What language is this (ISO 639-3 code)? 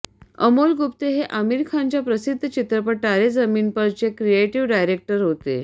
mar